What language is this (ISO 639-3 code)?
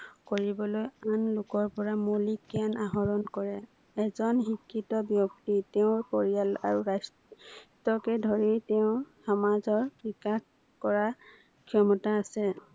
asm